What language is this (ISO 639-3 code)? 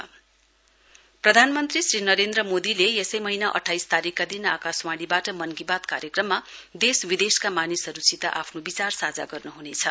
nep